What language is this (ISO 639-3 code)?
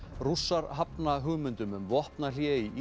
isl